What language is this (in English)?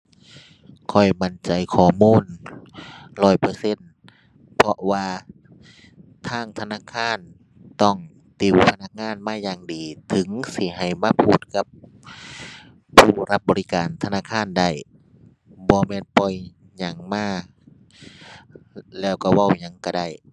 Thai